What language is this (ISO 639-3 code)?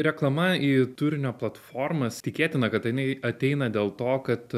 lit